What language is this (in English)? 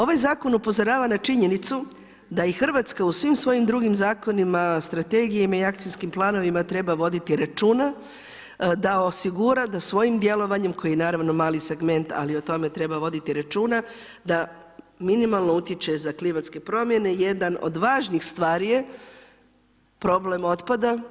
Croatian